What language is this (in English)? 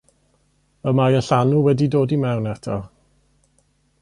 Welsh